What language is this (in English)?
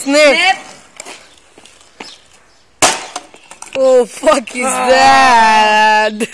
English